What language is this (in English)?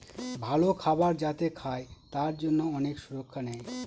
Bangla